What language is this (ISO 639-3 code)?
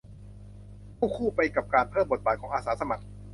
tha